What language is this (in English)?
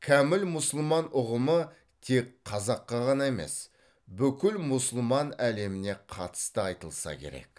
Kazakh